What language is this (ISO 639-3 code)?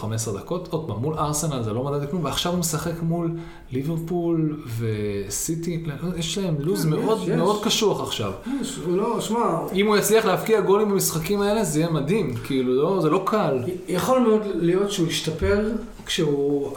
heb